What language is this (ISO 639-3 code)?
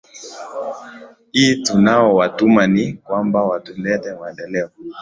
swa